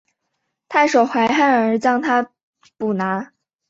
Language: Chinese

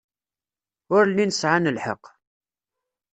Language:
Kabyle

